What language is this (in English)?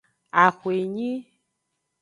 Aja (Benin)